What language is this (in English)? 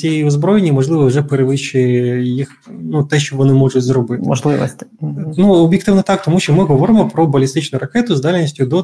Ukrainian